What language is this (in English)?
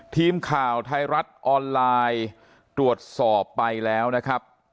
Thai